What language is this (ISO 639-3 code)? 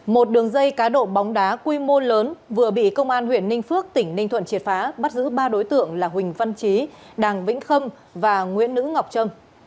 vie